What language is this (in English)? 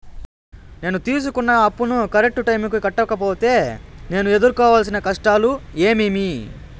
Telugu